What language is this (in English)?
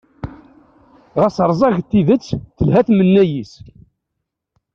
Kabyle